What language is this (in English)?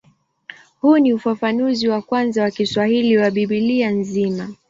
Swahili